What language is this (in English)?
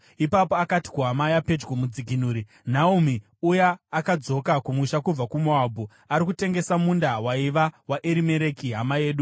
Shona